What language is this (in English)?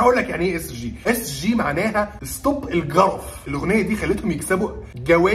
Arabic